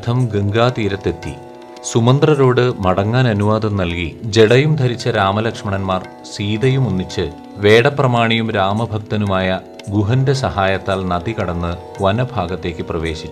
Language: Malayalam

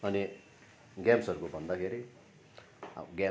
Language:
Nepali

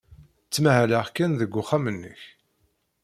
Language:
Kabyle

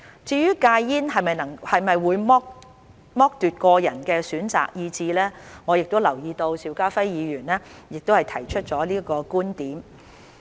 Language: Cantonese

